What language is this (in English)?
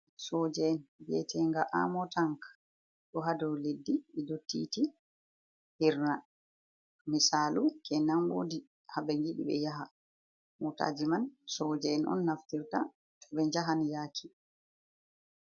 Fula